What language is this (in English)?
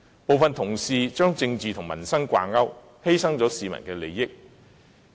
Cantonese